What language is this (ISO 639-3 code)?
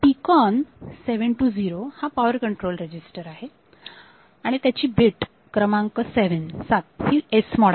mar